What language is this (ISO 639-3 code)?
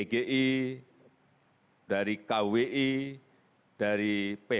ind